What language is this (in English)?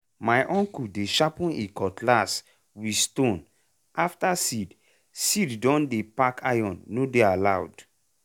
Nigerian Pidgin